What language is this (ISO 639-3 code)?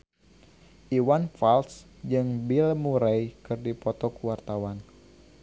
sun